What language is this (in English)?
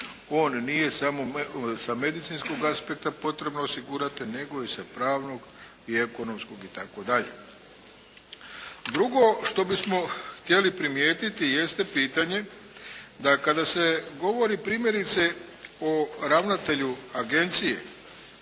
Croatian